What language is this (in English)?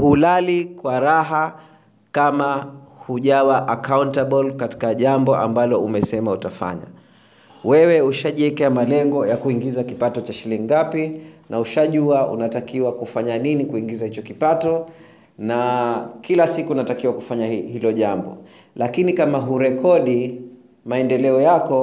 Swahili